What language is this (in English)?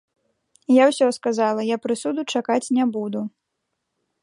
Belarusian